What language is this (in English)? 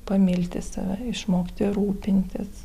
Lithuanian